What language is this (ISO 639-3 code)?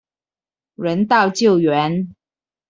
zho